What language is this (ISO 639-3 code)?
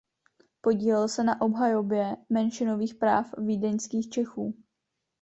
ces